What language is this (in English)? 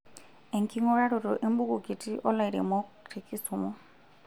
Masai